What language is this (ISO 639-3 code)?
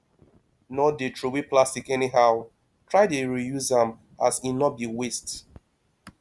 pcm